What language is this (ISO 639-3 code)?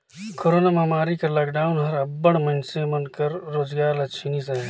hne